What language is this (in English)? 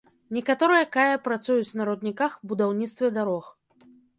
Belarusian